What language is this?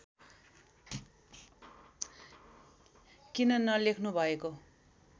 Nepali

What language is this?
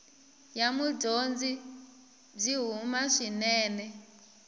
Tsonga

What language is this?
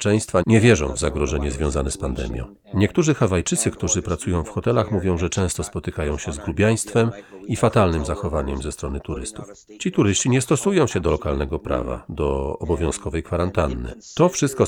Polish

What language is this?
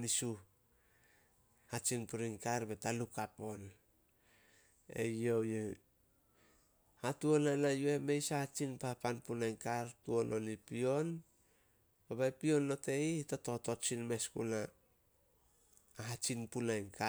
Solos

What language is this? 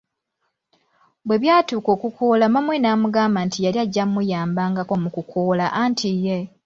Ganda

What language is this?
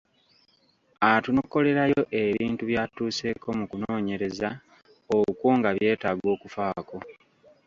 Ganda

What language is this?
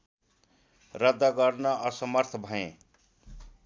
Nepali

